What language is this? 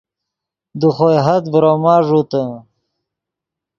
Yidgha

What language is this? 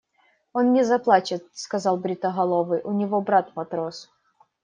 Russian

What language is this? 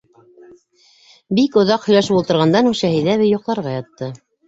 Bashkir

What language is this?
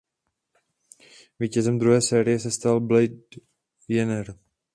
Czech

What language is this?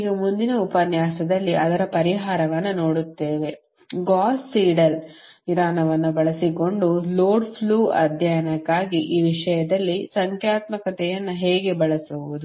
Kannada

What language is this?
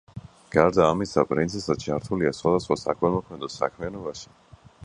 Georgian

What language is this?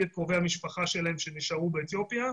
Hebrew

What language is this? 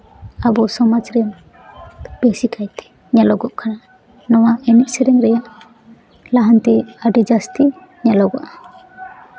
Santali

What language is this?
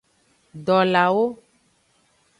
Aja (Benin)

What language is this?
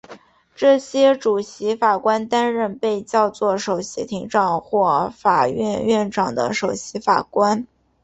Chinese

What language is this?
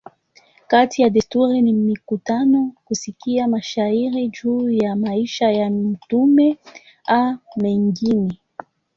Swahili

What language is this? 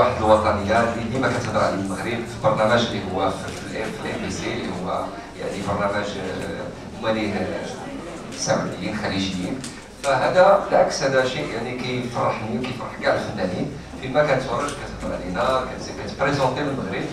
Arabic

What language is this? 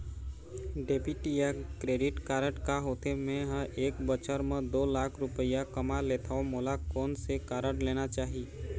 Chhattisgarhi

